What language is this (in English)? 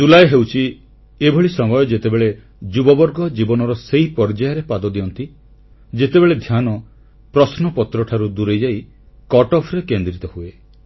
Odia